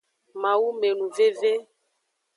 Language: Aja (Benin)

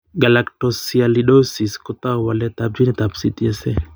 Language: Kalenjin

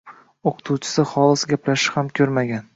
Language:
Uzbek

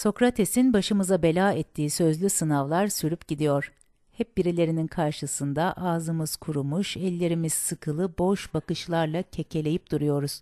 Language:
Turkish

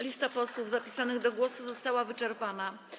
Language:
Polish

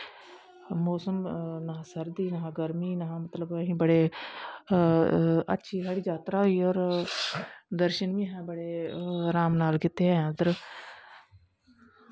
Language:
Dogri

